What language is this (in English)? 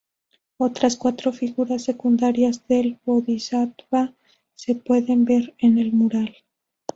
Spanish